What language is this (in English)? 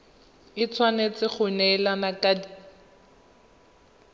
Tswana